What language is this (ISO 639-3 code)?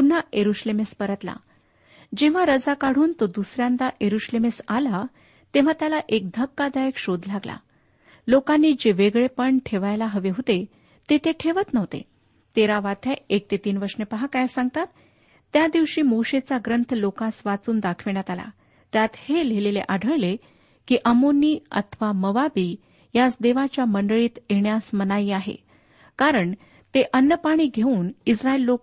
mar